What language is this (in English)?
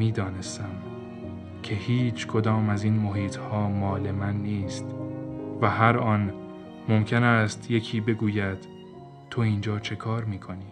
Persian